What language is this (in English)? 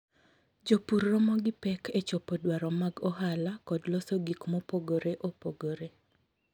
Luo (Kenya and Tanzania)